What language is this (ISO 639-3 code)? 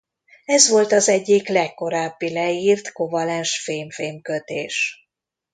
hun